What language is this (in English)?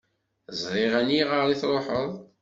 Kabyle